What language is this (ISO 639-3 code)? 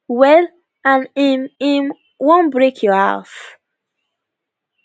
pcm